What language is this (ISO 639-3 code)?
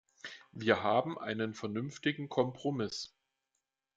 deu